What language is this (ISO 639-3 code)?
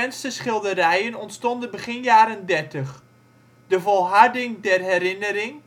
nld